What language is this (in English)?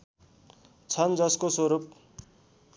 Nepali